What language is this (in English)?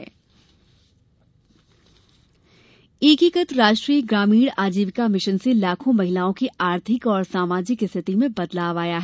Hindi